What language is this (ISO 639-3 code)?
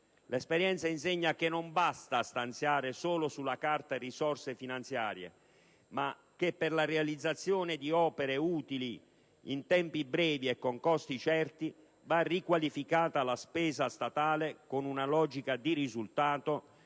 ita